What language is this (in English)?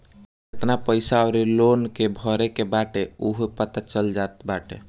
Bhojpuri